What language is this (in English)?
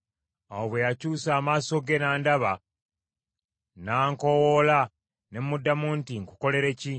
Ganda